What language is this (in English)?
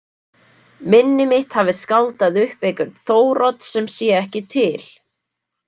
Icelandic